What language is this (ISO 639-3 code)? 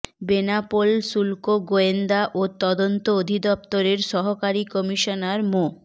ben